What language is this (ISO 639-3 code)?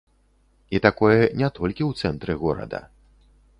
bel